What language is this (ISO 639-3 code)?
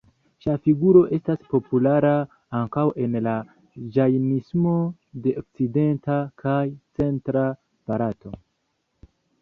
epo